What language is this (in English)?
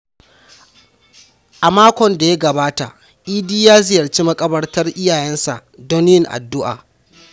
Hausa